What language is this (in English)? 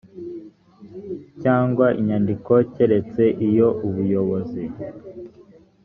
Kinyarwanda